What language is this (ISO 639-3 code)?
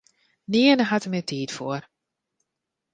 fry